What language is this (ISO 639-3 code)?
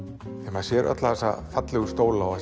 isl